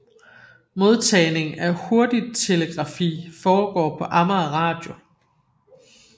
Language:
Danish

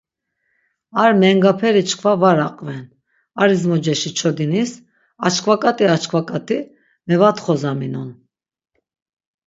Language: Laz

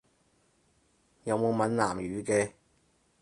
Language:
Cantonese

